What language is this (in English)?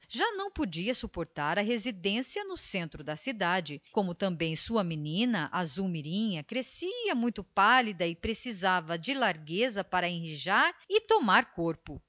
Portuguese